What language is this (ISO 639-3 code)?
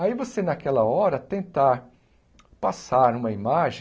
por